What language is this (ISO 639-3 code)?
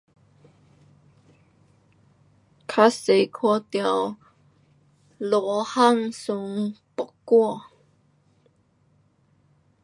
cpx